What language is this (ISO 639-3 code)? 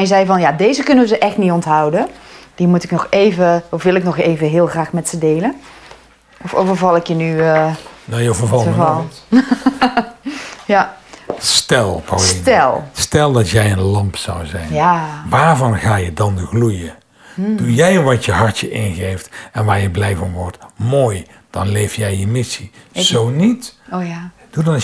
nld